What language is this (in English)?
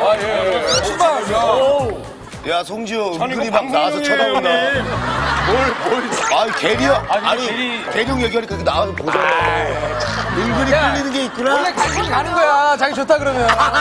Korean